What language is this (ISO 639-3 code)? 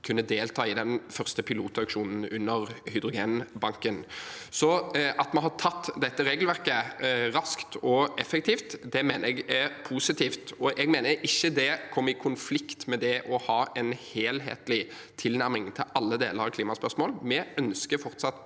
nor